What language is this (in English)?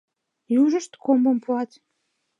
Mari